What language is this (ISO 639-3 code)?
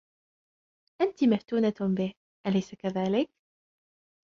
ara